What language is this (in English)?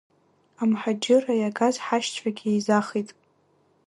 Abkhazian